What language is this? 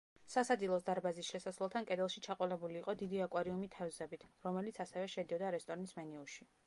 Georgian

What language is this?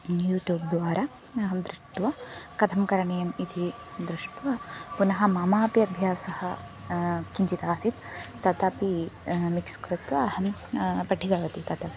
Sanskrit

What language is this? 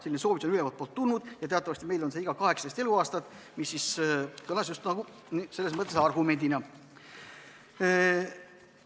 Estonian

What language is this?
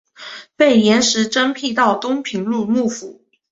Chinese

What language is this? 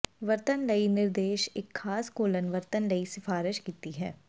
Punjabi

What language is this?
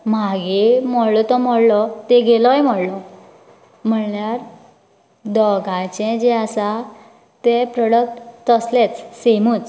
Konkani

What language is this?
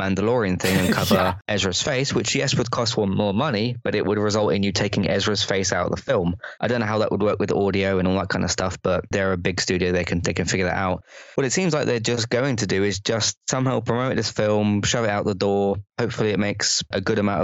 English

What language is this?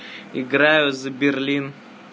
Russian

